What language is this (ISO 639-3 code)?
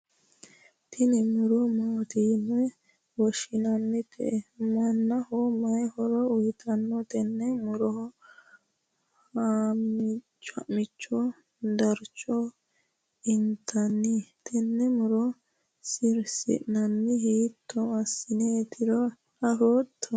sid